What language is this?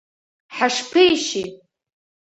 Abkhazian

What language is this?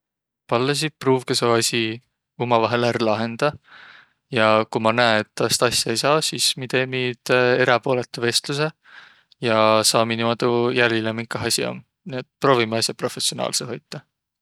Võro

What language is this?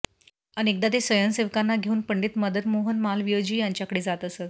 Marathi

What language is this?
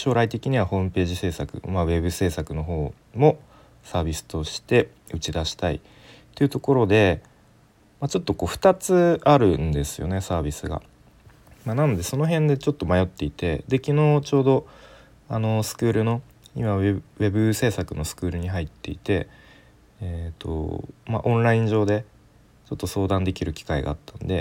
Japanese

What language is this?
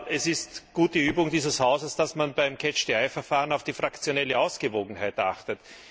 German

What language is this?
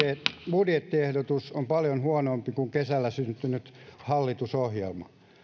Finnish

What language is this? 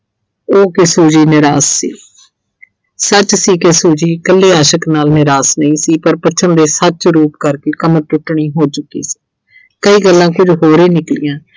Punjabi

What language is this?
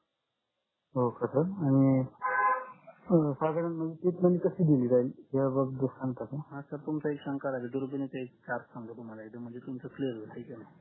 Marathi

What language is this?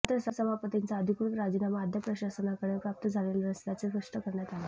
Marathi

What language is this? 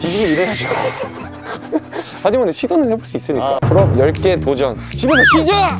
Korean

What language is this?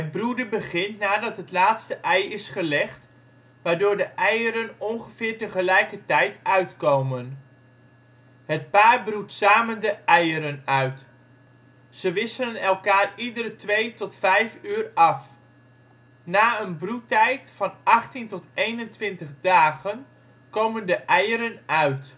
Dutch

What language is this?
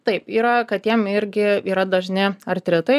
Lithuanian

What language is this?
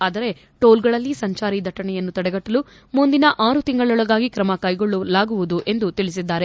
Kannada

